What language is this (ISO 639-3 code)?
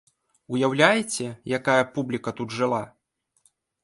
bel